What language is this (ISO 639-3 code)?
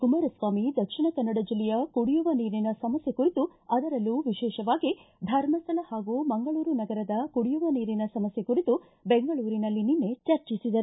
kan